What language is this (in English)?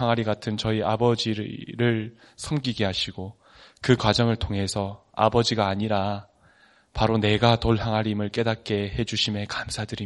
Korean